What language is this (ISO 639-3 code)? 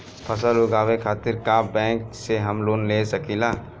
bho